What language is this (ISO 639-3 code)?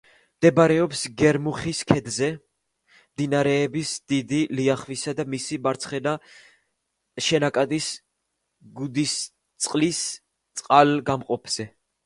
kat